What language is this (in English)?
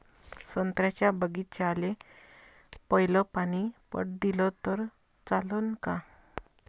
Marathi